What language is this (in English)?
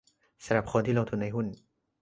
Thai